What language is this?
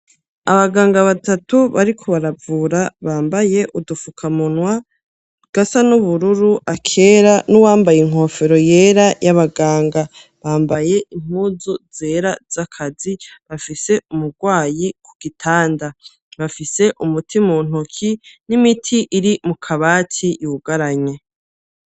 Rundi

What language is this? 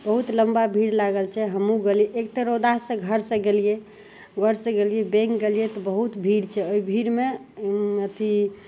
Maithili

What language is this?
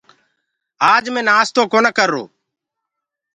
Gurgula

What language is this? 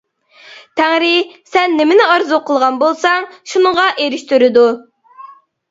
Uyghur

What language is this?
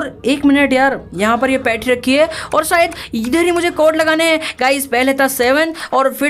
Hindi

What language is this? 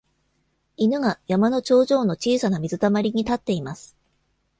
Japanese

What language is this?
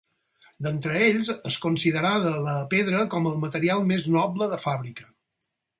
Catalan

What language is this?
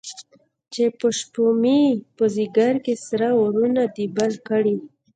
Pashto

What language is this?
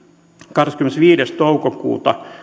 Finnish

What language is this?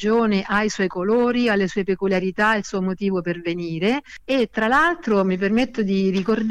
Italian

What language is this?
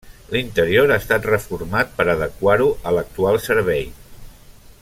Catalan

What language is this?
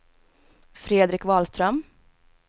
Swedish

